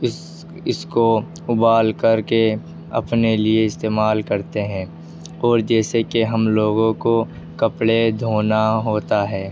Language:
Urdu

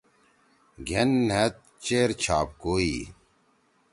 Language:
Torwali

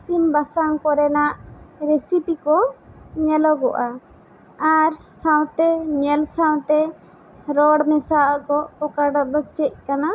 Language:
Santali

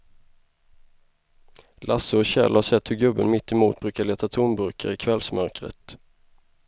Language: Swedish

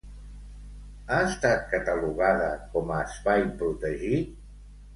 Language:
Catalan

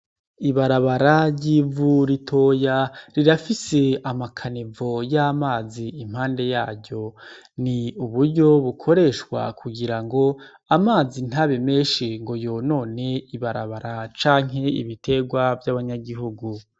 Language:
Rundi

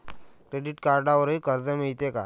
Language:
Marathi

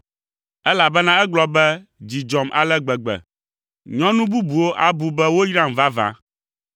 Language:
Ewe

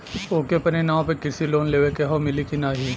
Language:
Bhojpuri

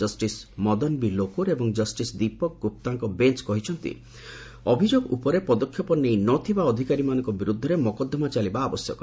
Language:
Odia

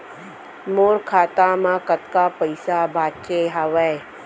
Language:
Chhattisgarhi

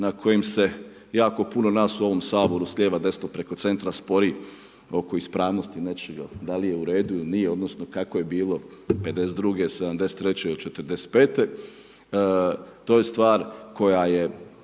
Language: Croatian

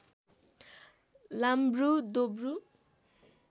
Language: Nepali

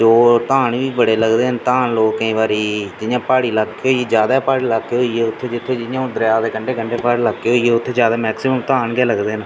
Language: Dogri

